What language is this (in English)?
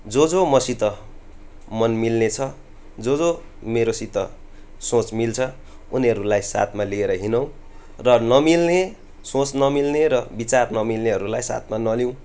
Nepali